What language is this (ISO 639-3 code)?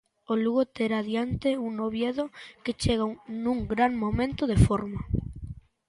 glg